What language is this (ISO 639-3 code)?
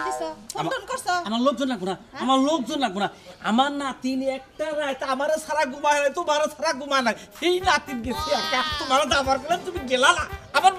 ara